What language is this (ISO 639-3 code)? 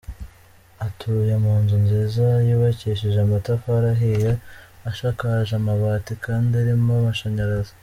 kin